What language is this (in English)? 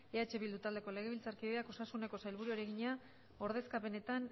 Basque